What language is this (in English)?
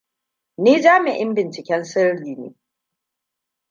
Hausa